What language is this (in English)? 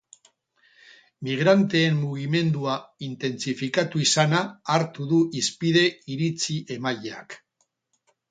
Basque